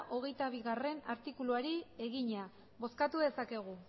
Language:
Basque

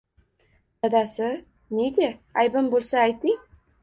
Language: Uzbek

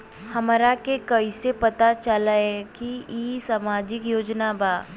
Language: Bhojpuri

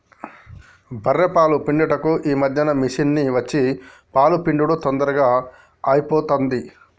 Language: Telugu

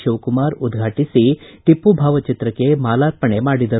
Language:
Kannada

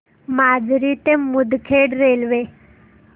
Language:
Marathi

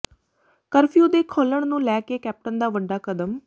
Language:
Punjabi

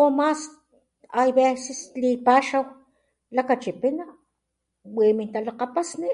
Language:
Papantla Totonac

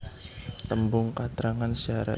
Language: Javanese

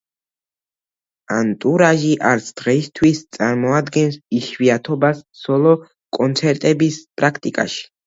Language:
Georgian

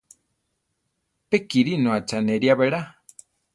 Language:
Central Tarahumara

